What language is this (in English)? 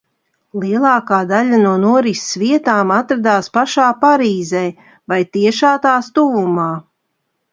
Latvian